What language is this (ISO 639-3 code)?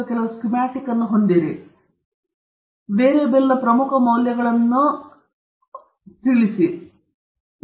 kan